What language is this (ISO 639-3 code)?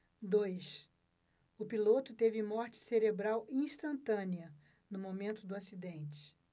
por